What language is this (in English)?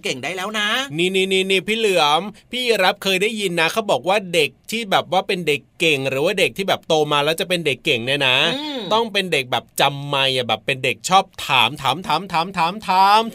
Thai